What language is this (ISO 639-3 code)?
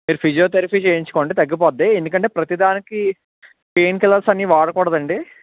tel